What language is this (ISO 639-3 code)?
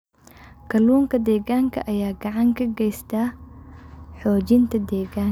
som